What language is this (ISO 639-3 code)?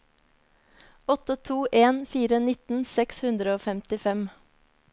nor